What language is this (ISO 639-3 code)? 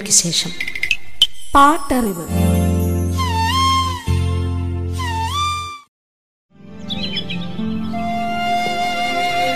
mal